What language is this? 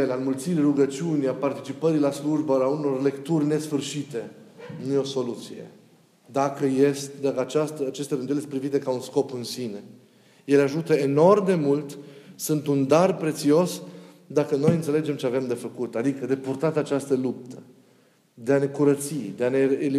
Romanian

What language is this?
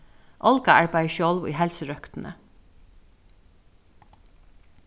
Faroese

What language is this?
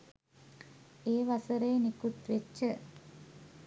Sinhala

